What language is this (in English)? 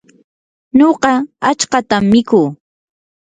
Yanahuanca Pasco Quechua